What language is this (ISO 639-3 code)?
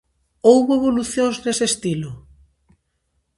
glg